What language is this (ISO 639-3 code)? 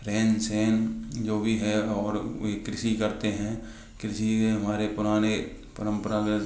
hin